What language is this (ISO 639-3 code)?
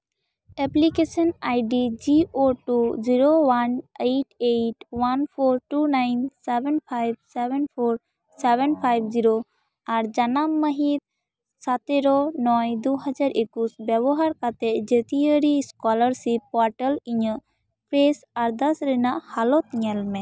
sat